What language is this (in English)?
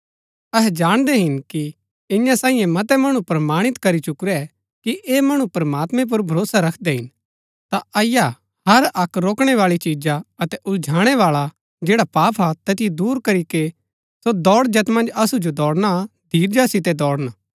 Gaddi